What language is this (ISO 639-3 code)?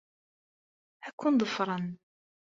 kab